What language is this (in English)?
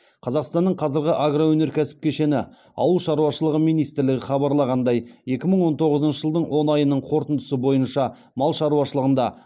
Kazakh